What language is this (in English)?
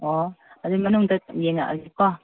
Manipuri